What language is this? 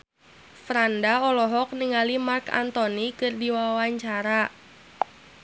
Sundanese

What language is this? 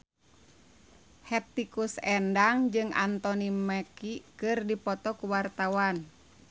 Sundanese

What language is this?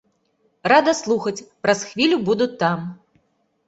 Belarusian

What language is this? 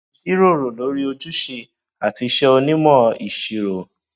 Yoruba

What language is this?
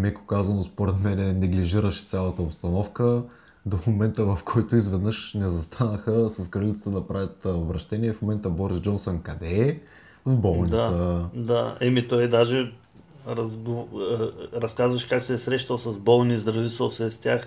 Bulgarian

